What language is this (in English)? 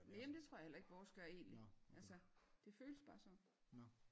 Danish